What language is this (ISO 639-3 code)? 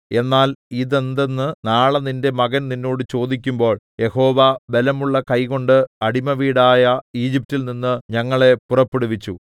mal